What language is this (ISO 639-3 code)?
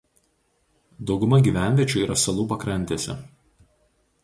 lit